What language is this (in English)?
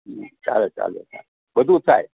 Gujarati